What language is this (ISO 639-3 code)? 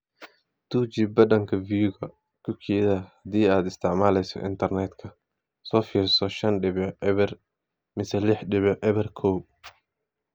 som